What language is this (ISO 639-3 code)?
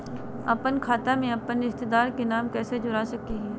mag